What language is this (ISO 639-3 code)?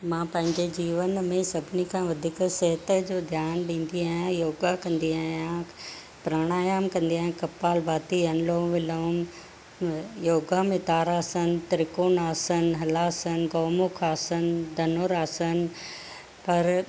snd